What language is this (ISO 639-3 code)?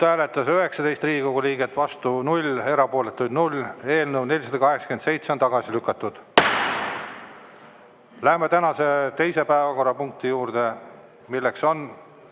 est